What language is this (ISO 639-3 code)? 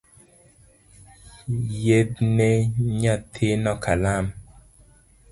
luo